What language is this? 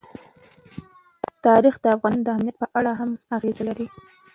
Pashto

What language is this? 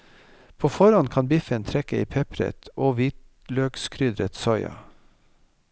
Norwegian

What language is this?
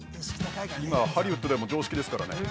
Japanese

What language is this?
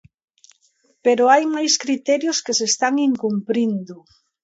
Galician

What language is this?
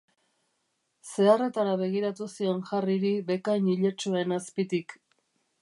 Basque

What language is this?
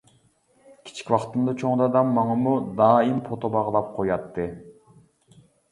Uyghur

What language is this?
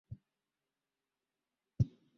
Swahili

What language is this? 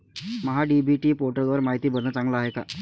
Marathi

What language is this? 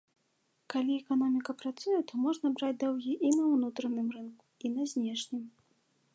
Belarusian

